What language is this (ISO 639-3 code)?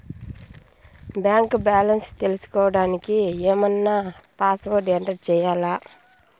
tel